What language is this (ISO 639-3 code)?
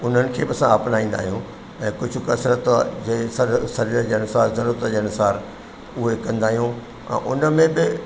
snd